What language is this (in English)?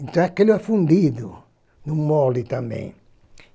Portuguese